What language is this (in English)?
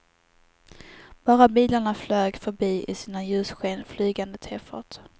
Swedish